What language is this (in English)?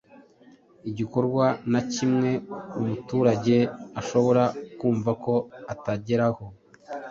Kinyarwanda